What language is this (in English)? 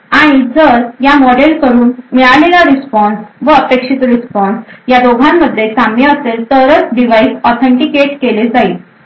Marathi